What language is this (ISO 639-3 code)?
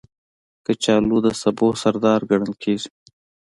pus